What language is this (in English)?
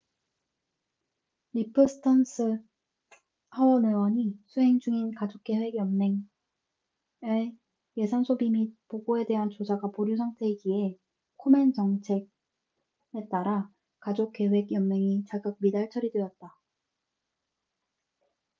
Korean